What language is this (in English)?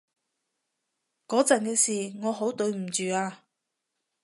Cantonese